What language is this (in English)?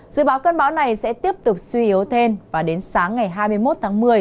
Vietnamese